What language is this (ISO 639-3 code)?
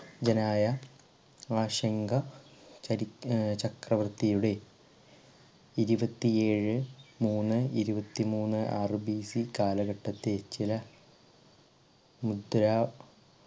mal